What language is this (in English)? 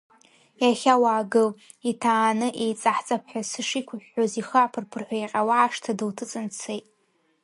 Abkhazian